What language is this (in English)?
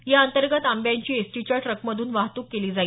Marathi